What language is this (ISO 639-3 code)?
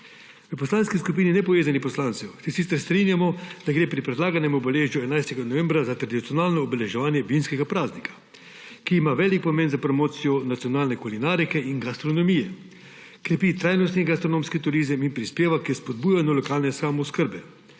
slv